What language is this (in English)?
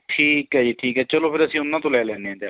Punjabi